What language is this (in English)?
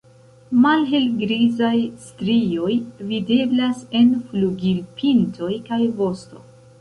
Esperanto